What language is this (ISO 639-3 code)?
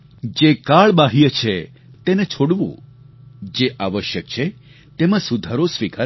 guj